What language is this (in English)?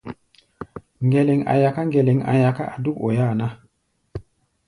Gbaya